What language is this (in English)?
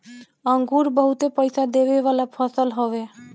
Bhojpuri